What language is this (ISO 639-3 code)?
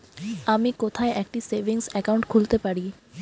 ben